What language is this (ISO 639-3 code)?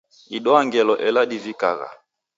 dav